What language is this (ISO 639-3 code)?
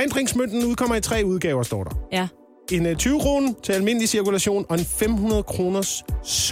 dan